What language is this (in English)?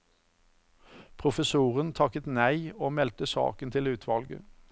Norwegian